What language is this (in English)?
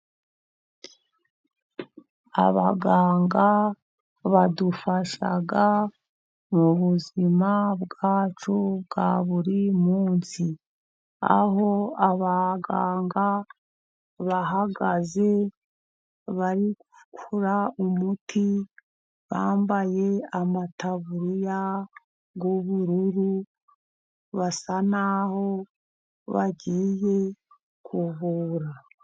Kinyarwanda